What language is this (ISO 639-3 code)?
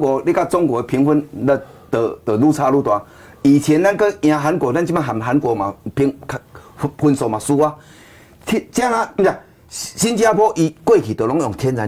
zho